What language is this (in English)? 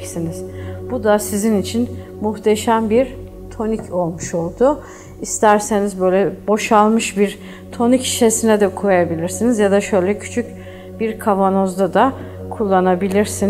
Turkish